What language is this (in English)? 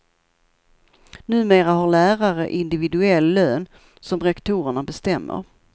Swedish